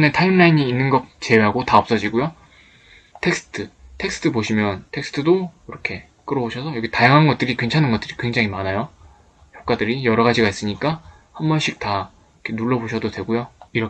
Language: Korean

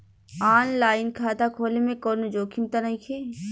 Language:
Bhojpuri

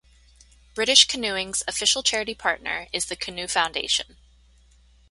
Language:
English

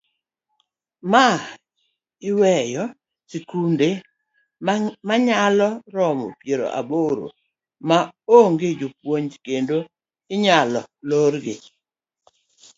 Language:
Luo (Kenya and Tanzania)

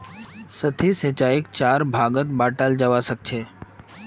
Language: Magahi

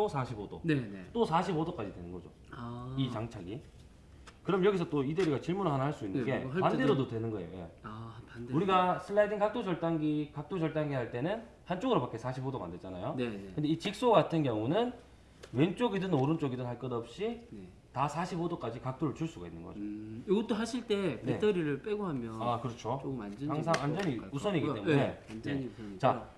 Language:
Korean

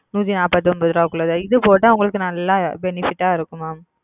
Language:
Tamil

